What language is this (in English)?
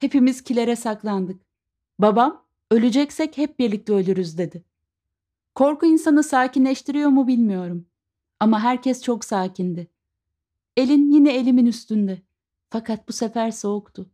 Turkish